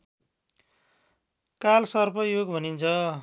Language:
Nepali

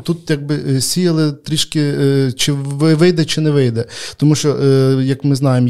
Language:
Ukrainian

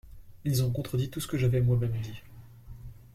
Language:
French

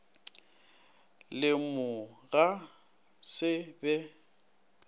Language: Northern Sotho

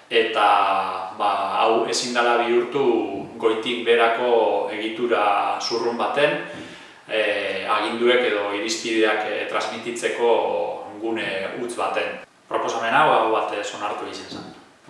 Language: Spanish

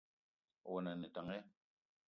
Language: Eton (Cameroon)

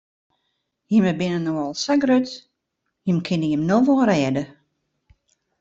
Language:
Western Frisian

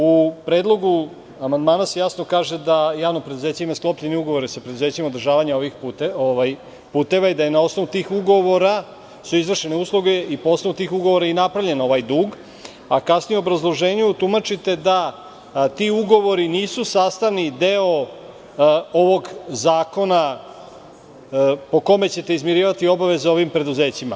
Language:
Serbian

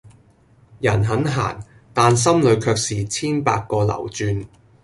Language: Cantonese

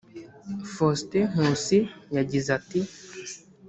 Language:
Kinyarwanda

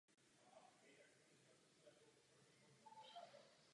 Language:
Czech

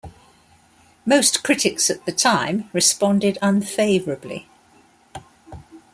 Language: English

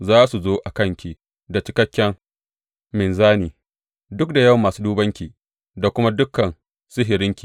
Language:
Hausa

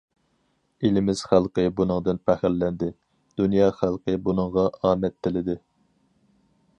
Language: Uyghur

